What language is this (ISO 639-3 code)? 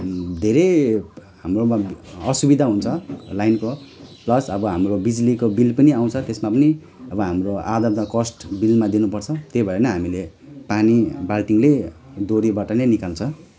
nep